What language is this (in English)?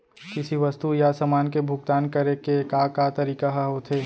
Chhattisgarhi